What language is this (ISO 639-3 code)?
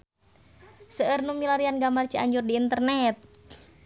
sun